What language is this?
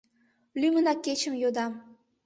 Mari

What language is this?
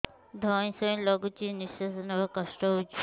Odia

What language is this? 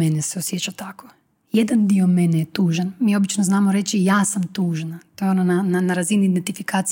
Croatian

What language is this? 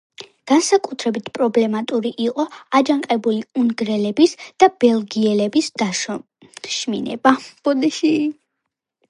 Georgian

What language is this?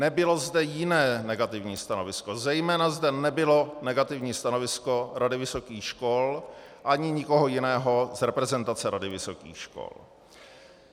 Czech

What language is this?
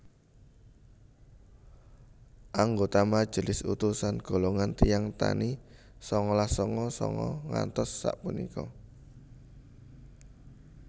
Javanese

